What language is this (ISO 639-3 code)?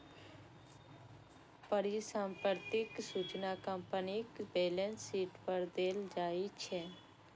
mai